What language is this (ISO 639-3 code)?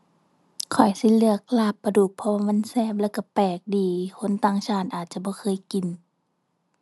tha